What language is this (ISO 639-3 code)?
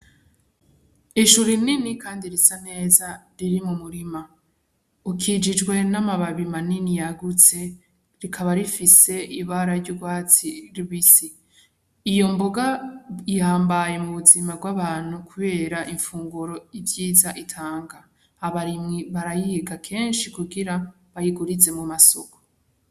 run